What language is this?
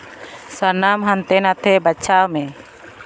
Santali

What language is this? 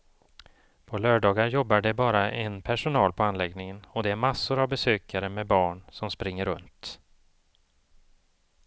Swedish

